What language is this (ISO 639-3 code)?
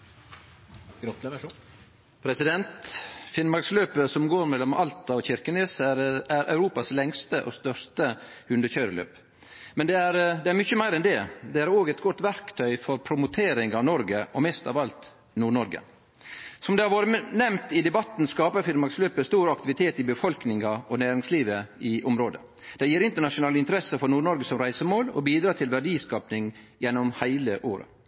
nno